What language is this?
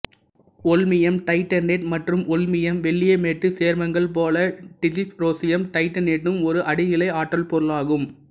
Tamil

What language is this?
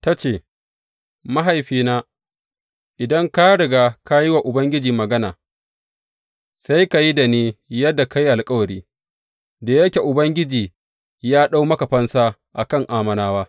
Hausa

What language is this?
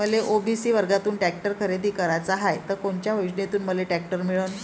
Marathi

